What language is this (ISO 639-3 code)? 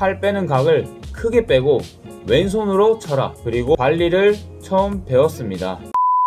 kor